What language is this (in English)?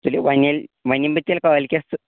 Kashmiri